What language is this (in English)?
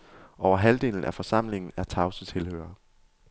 Danish